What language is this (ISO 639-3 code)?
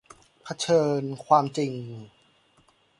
tha